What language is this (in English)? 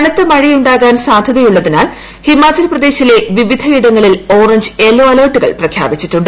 Malayalam